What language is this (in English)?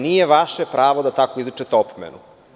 Serbian